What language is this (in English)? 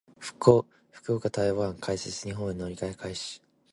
Japanese